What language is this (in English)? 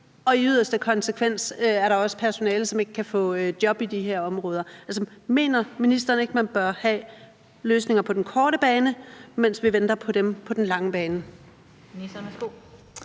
Danish